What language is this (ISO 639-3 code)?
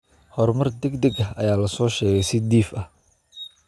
som